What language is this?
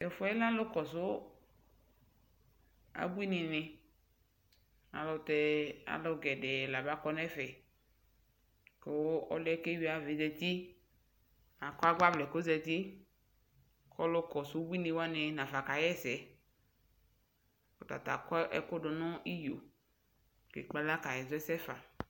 Ikposo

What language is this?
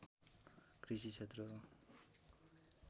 Nepali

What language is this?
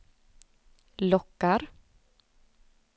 Swedish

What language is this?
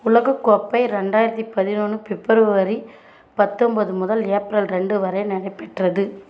Tamil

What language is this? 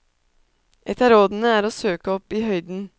Norwegian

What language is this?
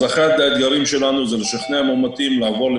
Hebrew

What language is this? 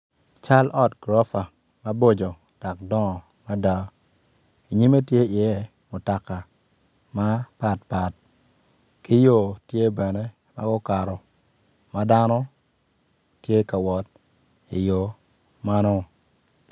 Acoli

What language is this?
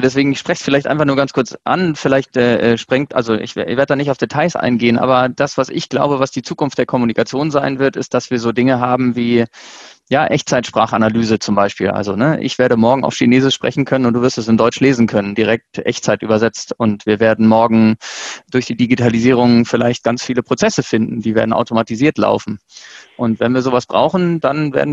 German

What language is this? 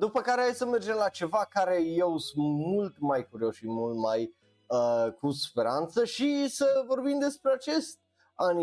Romanian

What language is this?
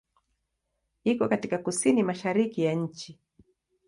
Swahili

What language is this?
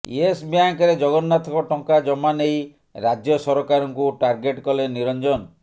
Odia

